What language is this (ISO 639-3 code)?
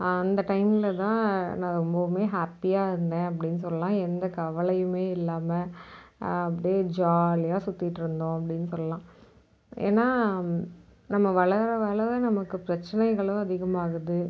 tam